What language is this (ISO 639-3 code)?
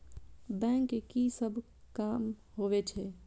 mai